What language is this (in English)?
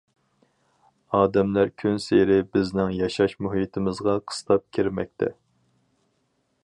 Uyghur